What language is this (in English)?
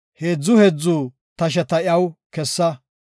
Gofa